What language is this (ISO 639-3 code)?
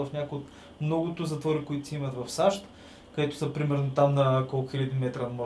bul